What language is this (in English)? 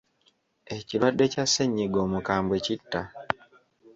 Ganda